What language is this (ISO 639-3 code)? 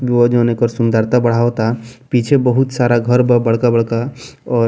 bho